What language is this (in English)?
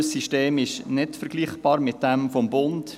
Swiss German